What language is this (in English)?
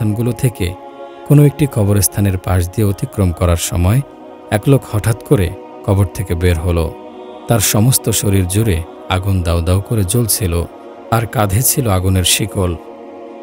Arabic